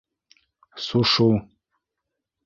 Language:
Bashkir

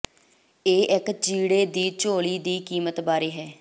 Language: Punjabi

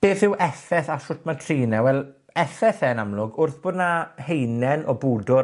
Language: Welsh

